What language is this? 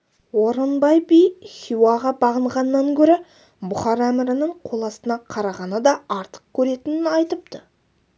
Kazakh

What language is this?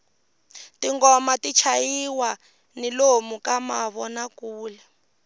Tsonga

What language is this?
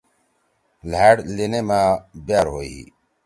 Torwali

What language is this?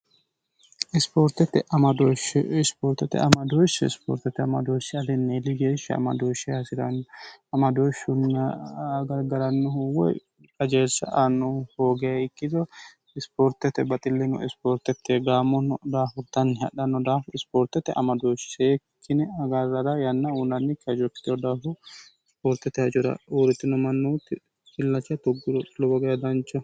Sidamo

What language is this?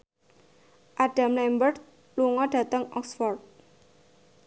Javanese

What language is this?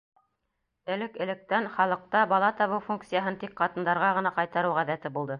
Bashkir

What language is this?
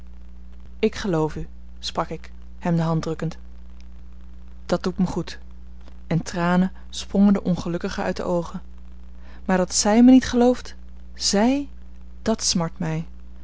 Dutch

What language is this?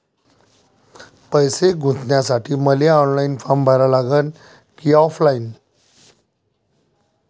Marathi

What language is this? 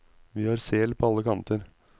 Norwegian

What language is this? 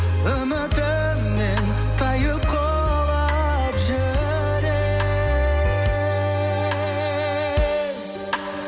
Kazakh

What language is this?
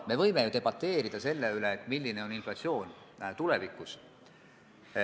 Estonian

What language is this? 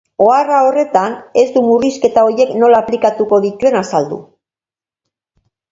Basque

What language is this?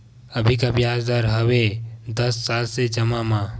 Chhattisgarhi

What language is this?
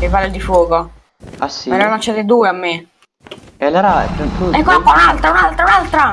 Italian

